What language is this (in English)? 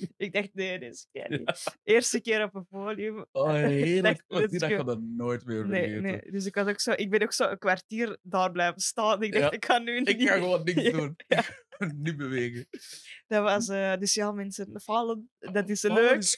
Dutch